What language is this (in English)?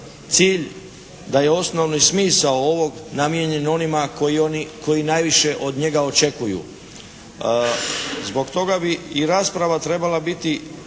Croatian